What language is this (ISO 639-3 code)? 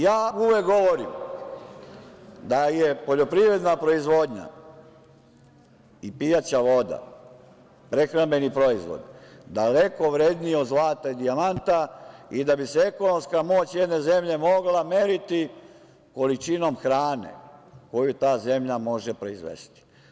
srp